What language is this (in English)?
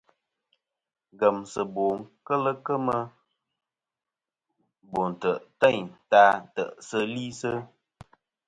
Kom